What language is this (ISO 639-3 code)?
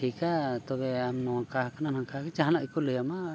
sat